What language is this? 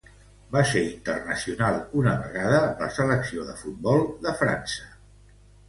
Catalan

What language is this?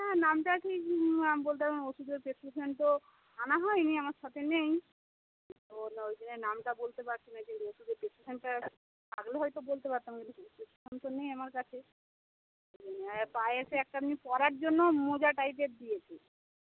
Bangla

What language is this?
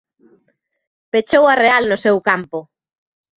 Galician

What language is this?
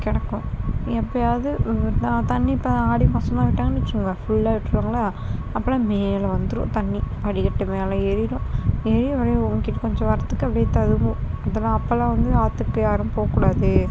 Tamil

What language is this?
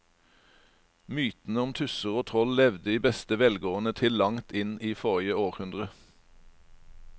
Norwegian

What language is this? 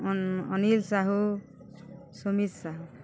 Odia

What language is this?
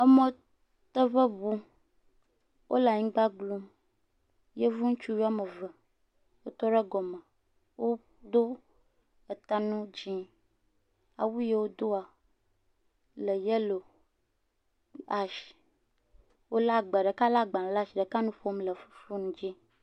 Ewe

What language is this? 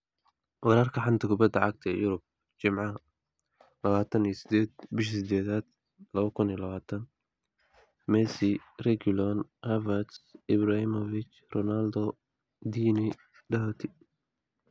Somali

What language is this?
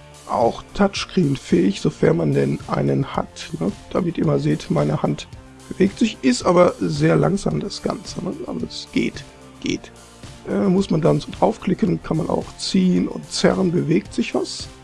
German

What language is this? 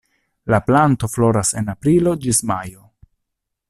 Esperanto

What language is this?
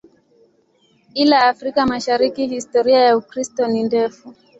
Swahili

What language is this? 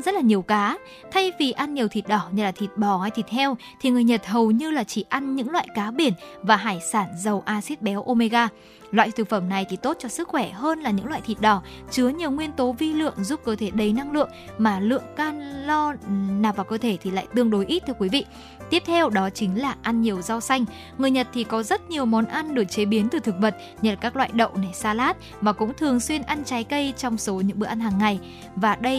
Vietnamese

